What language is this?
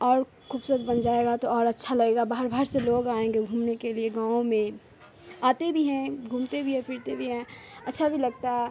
Urdu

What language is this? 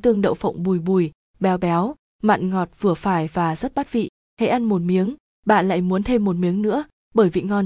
Vietnamese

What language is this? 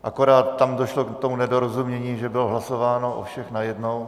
Czech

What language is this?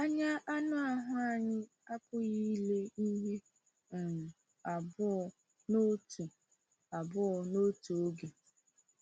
Igbo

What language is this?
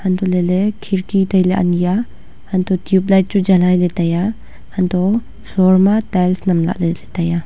Wancho Naga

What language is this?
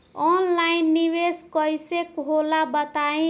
Bhojpuri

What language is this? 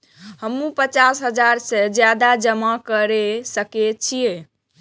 Maithili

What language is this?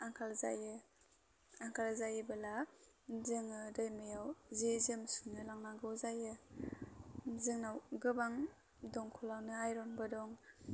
Bodo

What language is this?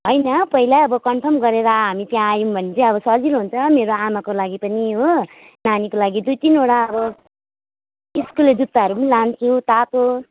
Nepali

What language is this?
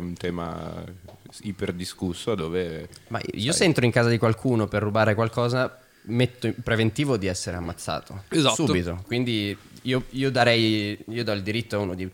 Italian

